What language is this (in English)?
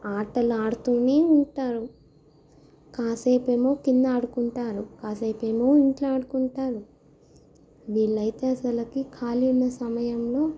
Telugu